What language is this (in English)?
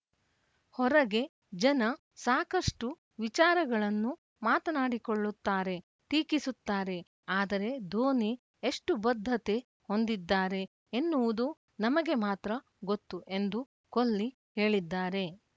Kannada